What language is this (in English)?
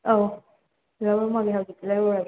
Manipuri